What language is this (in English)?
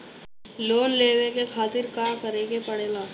Bhojpuri